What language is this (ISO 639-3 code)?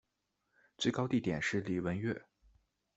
zho